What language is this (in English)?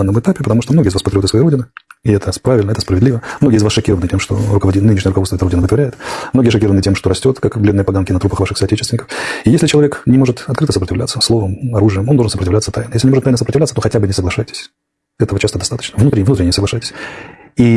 Russian